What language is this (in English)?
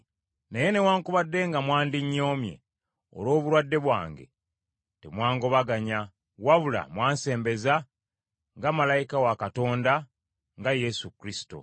Ganda